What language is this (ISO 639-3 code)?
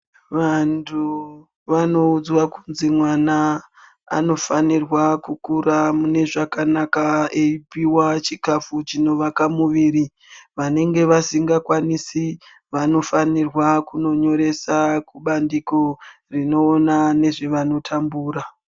ndc